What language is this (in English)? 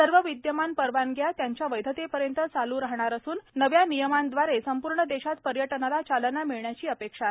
Marathi